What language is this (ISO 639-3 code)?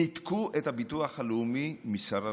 heb